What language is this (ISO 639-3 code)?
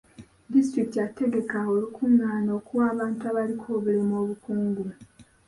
lug